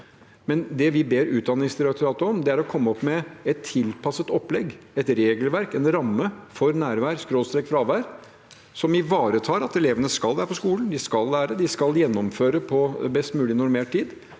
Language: Norwegian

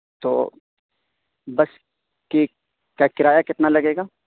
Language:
Urdu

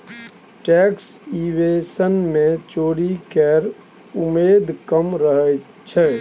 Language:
Maithili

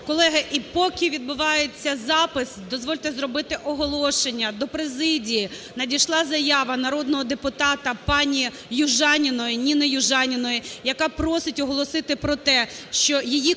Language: Ukrainian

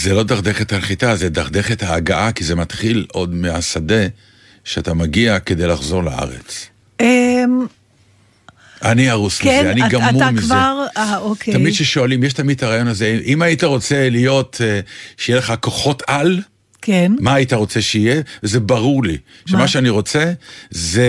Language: Hebrew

